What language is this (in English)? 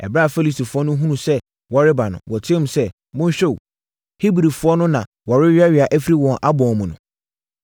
Akan